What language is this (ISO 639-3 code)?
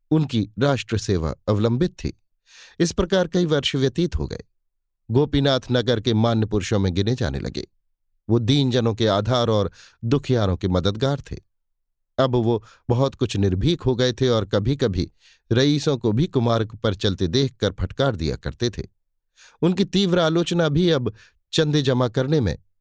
hin